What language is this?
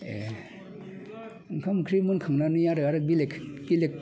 Bodo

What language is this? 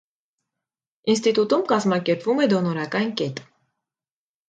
Armenian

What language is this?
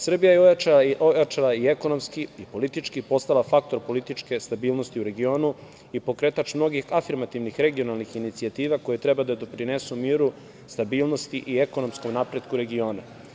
Serbian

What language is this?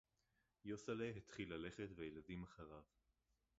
Hebrew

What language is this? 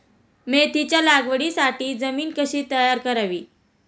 Marathi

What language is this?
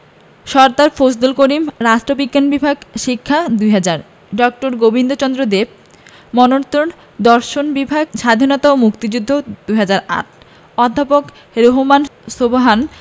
Bangla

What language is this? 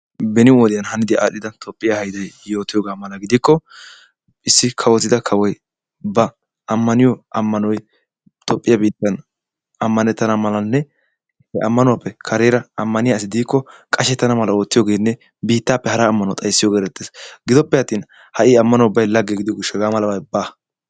Wolaytta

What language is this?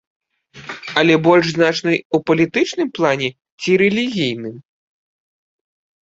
Belarusian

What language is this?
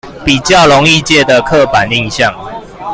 Chinese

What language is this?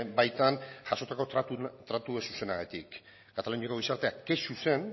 Basque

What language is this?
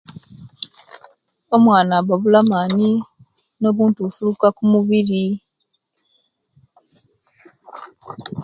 Kenyi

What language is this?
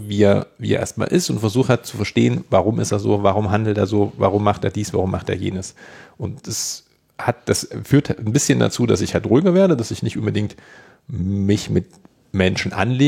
German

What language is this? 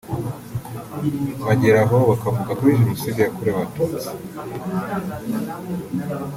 Kinyarwanda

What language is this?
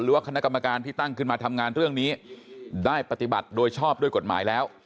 Thai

